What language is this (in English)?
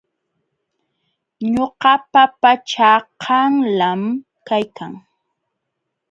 Jauja Wanca Quechua